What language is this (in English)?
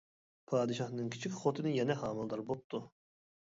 Uyghur